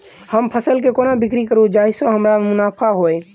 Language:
Maithili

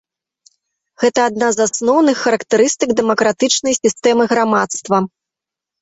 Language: Belarusian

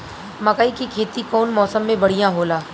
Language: Bhojpuri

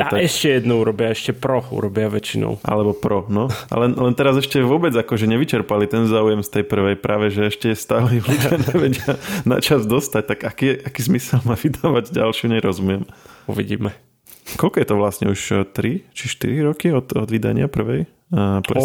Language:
Slovak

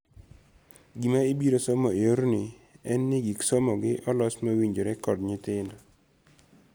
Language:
Luo (Kenya and Tanzania)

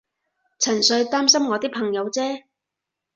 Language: Cantonese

